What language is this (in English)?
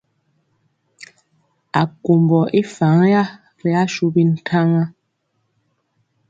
Mpiemo